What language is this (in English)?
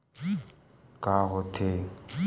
Chhattisgarhi